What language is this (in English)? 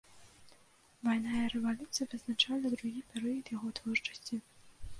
Belarusian